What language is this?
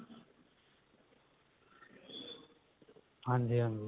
Punjabi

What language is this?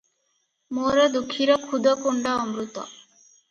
Odia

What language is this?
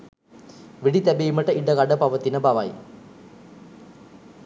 Sinhala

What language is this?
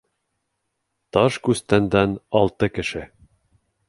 Bashkir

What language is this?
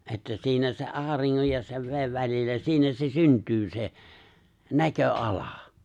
Finnish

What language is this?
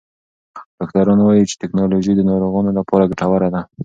Pashto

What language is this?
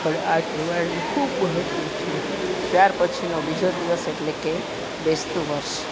Gujarati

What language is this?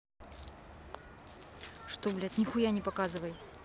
Russian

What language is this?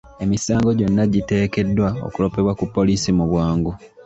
Ganda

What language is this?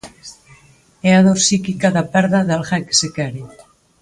Galician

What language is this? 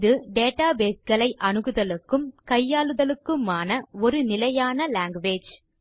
Tamil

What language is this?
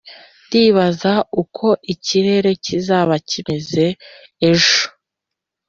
Kinyarwanda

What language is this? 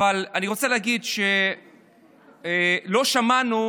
Hebrew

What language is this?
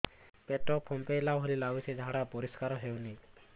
Odia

